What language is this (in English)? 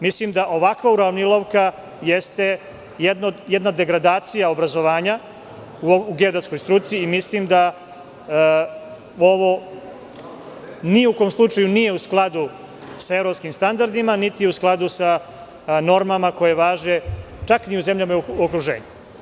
Serbian